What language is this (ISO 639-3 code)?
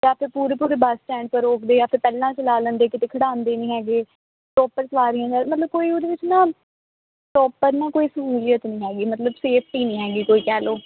pan